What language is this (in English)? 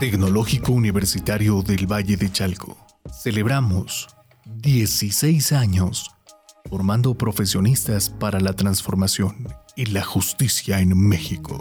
Spanish